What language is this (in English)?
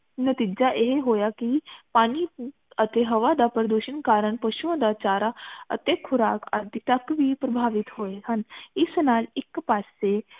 Punjabi